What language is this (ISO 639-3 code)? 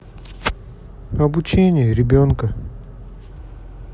rus